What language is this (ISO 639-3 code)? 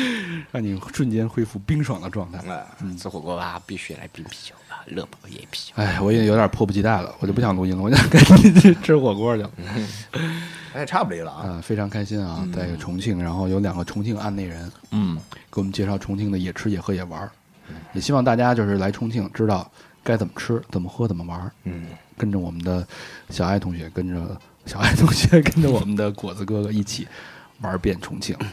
zho